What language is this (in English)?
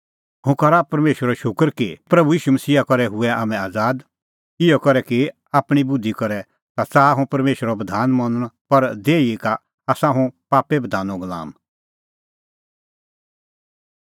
Kullu Pahari